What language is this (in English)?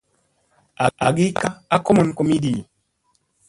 Musey